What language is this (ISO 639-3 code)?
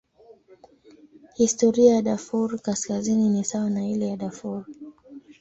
swa